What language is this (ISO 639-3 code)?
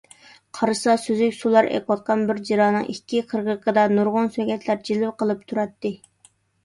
uig